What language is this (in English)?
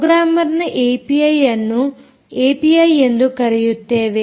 Kannada